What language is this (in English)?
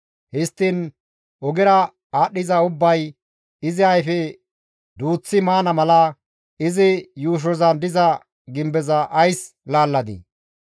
Gamo